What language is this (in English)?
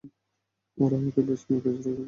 Bangla